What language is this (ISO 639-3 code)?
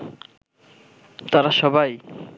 ben